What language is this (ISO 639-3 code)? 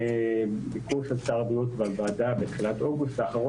heb